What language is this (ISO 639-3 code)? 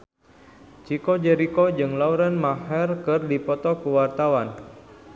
sun